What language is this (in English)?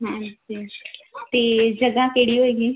Punjabi